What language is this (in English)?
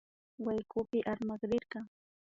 Imbabura Highland Quichua